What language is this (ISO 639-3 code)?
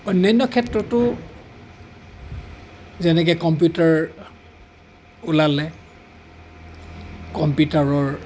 asm